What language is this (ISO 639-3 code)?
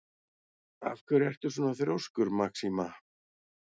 isl